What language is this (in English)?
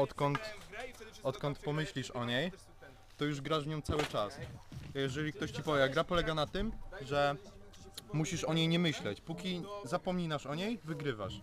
Polish